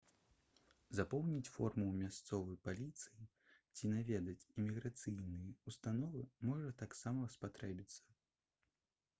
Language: Belarusian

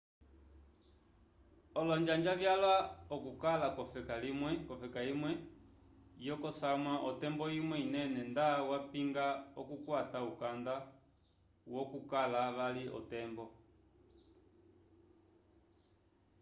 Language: Umbundu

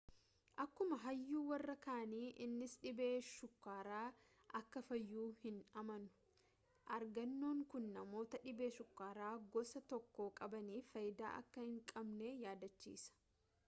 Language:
Oromo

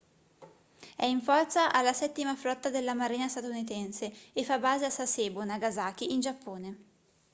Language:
Italian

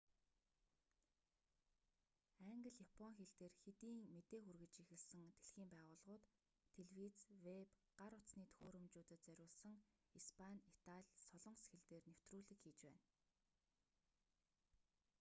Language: Mongolian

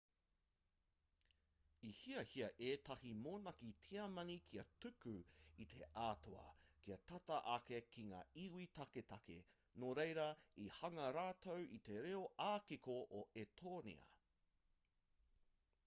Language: Māori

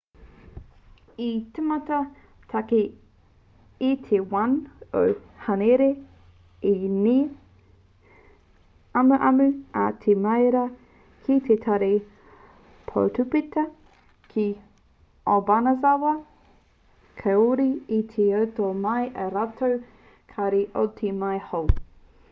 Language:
Māori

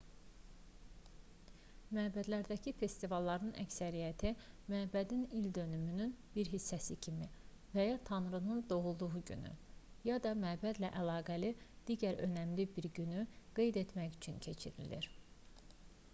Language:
Azerbaijani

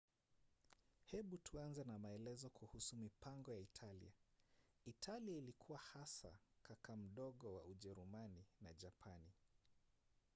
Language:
Swahili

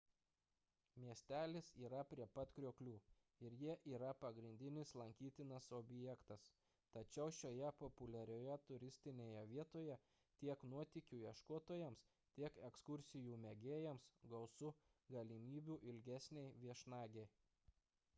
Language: Lithuanian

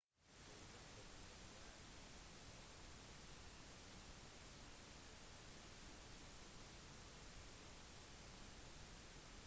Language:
Norwegian Bokmål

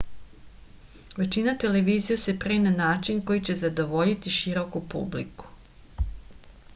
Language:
Serbian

